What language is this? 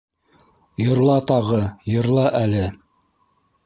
Bashkir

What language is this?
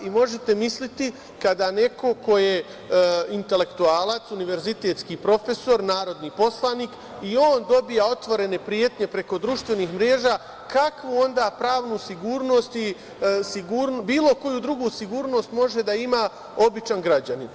Serbian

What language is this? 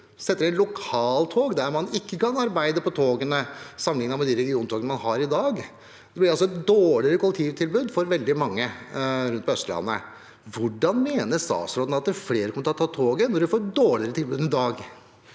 Norwegian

